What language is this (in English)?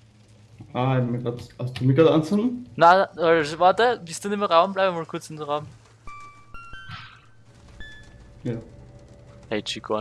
German